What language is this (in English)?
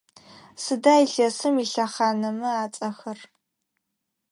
Adyghe